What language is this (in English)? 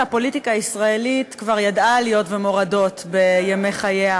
Hebrew